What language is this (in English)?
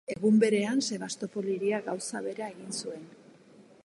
Basque